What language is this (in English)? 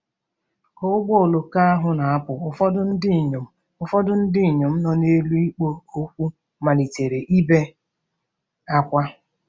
Igbo